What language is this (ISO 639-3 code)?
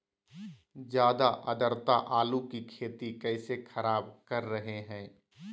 mag